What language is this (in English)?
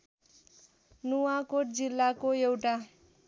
Nepali